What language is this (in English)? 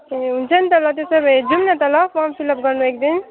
Nepali